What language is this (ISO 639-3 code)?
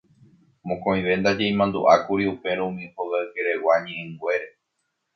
grn